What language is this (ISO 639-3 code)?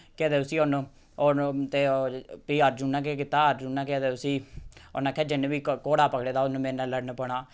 doi